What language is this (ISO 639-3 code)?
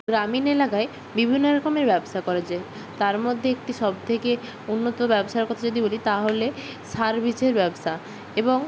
ben